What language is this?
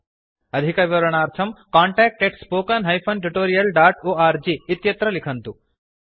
Sanskrit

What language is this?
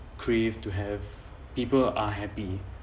English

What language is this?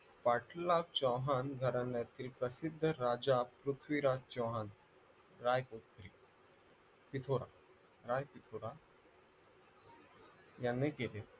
Marathi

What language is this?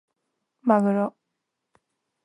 Japanese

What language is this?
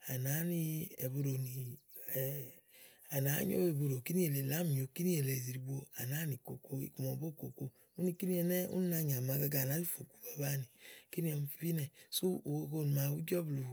Igo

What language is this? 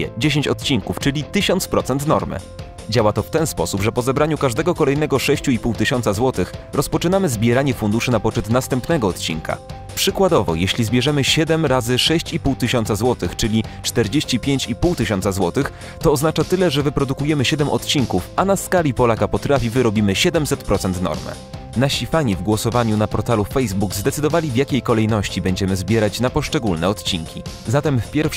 Polish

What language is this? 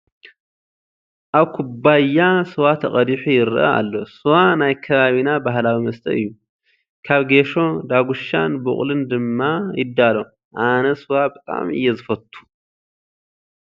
Tigrinya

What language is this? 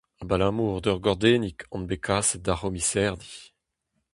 Breton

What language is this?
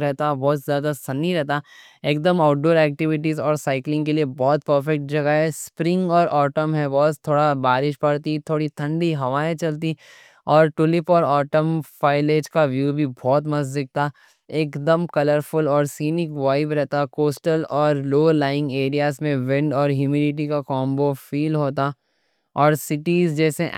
Deccan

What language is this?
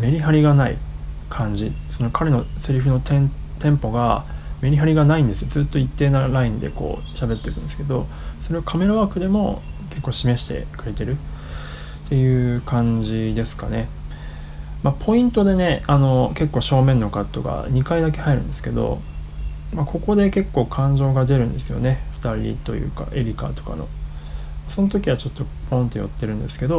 Japanese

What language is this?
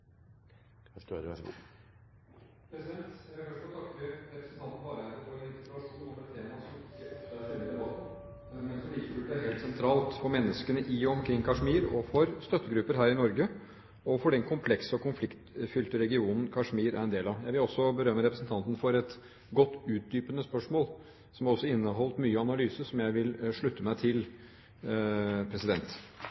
Norwegian Bokmål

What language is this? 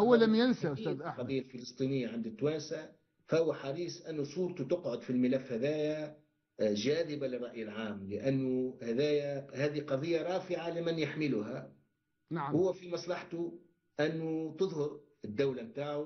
Arabic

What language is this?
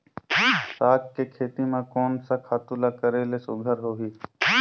Chhattisgarhi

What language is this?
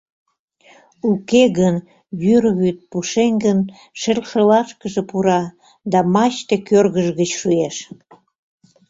Mari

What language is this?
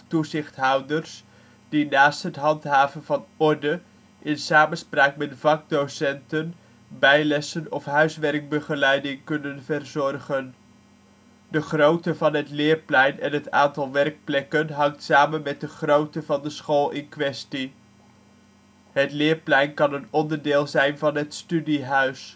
Dutch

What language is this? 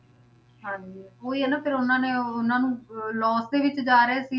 Punjabi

